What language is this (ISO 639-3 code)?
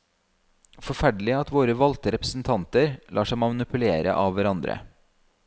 nor